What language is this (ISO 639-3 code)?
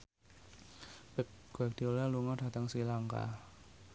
jav